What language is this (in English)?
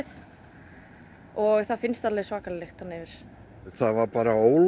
Icelandic